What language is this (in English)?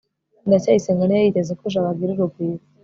Kinyarwanda